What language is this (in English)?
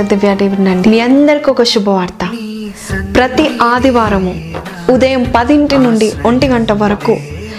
Telugu